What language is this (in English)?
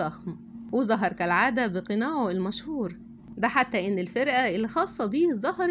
Arabic